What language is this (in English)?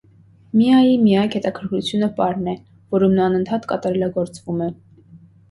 Armenian